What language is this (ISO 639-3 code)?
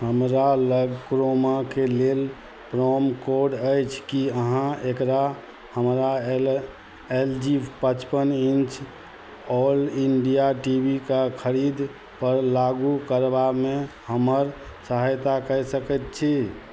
mai